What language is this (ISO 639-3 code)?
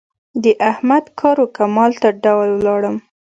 pus